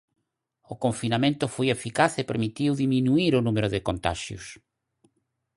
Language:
Galician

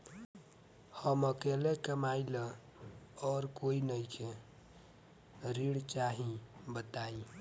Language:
Bhojpuri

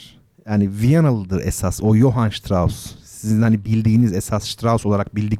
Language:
Turkish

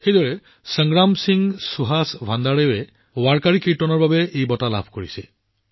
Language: Assamese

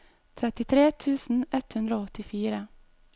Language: Norwegian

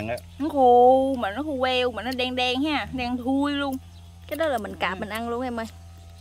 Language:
Vietnamese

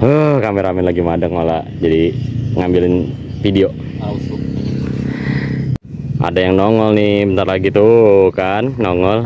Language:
Indonesian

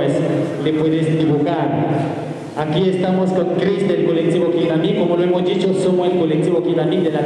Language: Spanish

